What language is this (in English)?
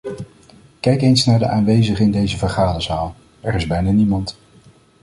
Dutch